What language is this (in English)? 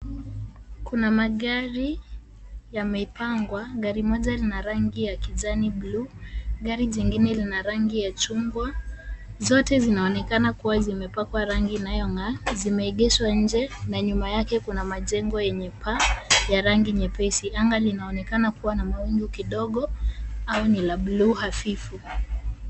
Swahili